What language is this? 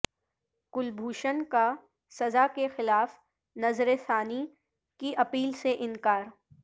Urdu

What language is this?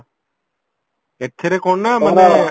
Odia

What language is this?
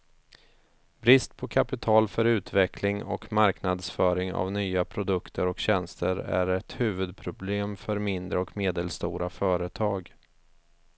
Swedish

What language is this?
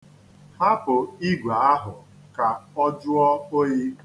Igbo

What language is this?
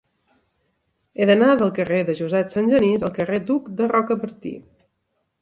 Catalan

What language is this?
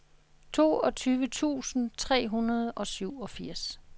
Danish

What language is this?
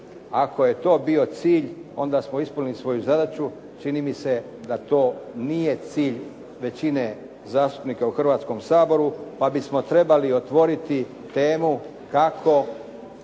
Croatian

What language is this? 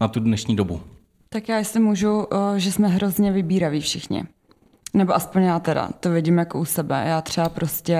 Czech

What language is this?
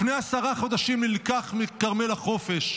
Hebrew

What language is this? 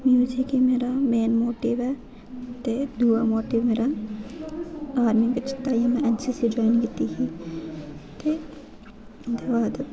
Dogri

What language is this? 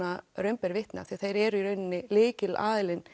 Icelandic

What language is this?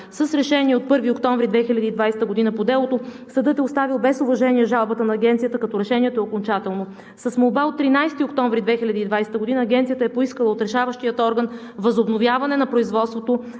Bulgarian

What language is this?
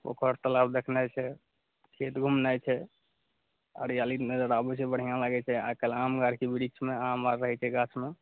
Maithili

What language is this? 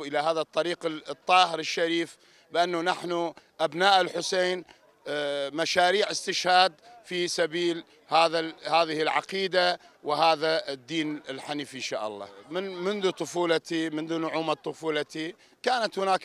Arabic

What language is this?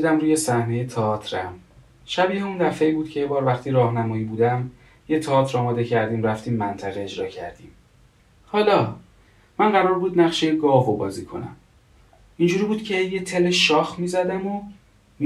Persian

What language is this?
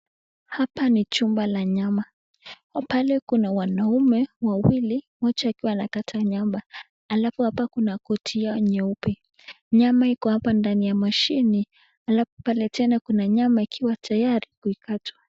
Swahili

